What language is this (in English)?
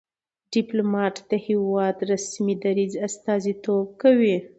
Pashto